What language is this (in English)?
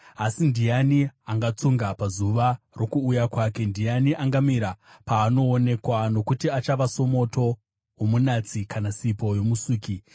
Shona